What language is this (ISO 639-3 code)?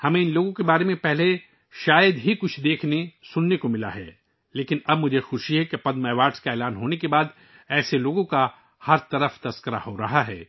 urd